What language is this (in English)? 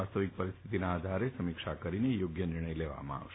Gujarati